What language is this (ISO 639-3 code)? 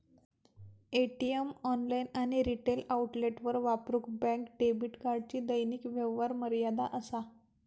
mar